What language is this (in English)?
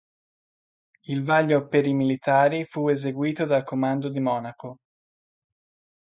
Italian